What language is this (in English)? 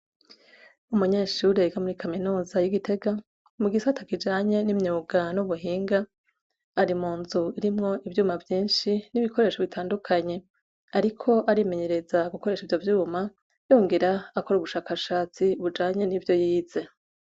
Rundi